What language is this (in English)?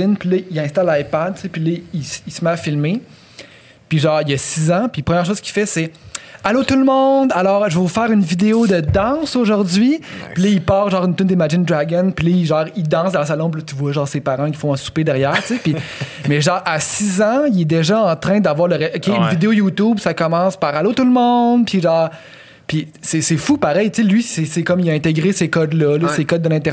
French